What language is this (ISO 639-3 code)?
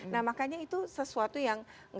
ind